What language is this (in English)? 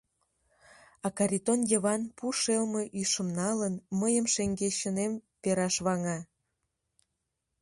Mari